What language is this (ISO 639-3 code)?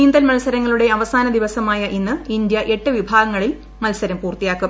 mal